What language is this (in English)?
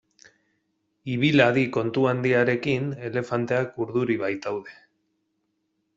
Basque